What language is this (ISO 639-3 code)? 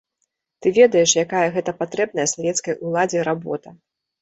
bel